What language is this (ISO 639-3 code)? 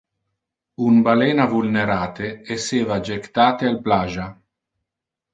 ina